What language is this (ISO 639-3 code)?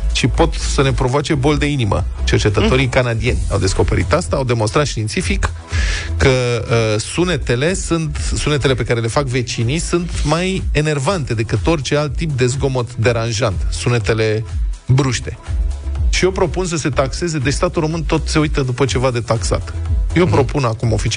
ron